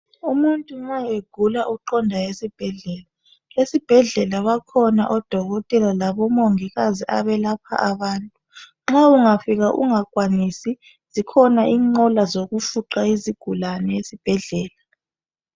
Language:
North Ndebele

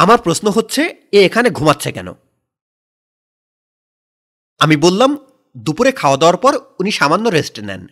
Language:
Bangla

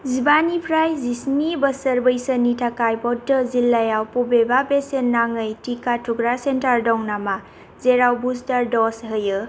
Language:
Bodo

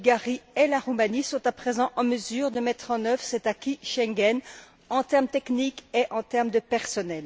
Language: French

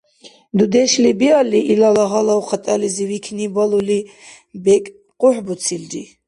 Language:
Dargwa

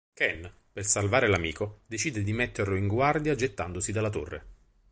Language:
Italian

